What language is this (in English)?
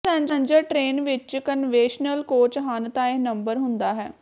Punjabi